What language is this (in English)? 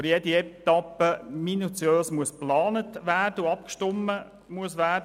Swiss German